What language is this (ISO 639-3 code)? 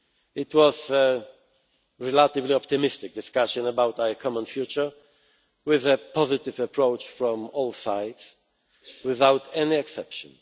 eng